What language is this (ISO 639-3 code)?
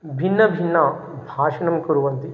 san